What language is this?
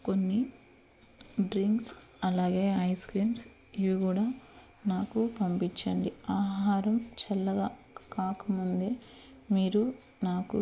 Telugu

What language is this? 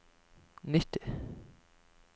Norwegian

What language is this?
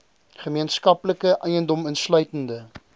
Afrikaans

